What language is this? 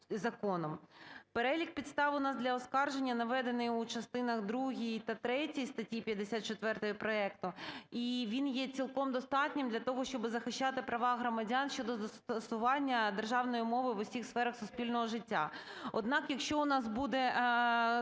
Ukrainian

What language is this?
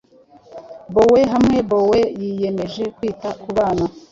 Kinyarwanda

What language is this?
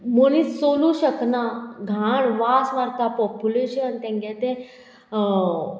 Konkani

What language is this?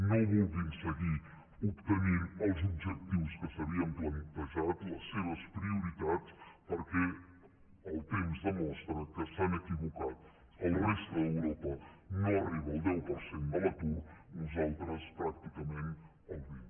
Catalan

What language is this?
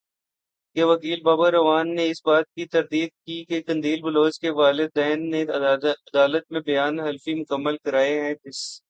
Urdu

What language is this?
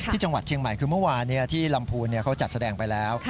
Thai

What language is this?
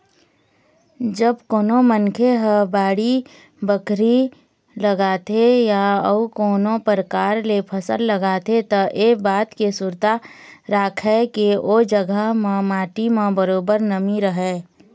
Chhattisgarhi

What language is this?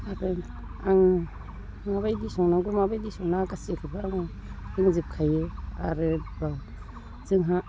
Bodo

